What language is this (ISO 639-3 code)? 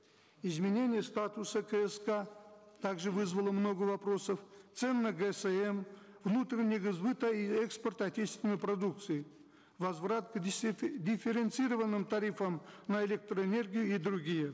kaz